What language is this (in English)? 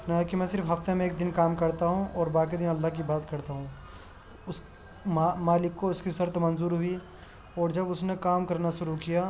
Urdu